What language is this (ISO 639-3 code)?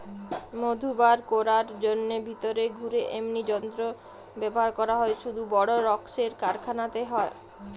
ben